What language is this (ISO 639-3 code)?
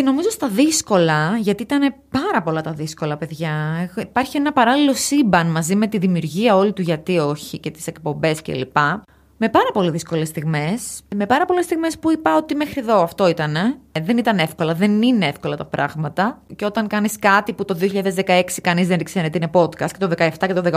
ell